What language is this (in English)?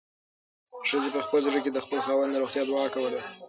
Pashto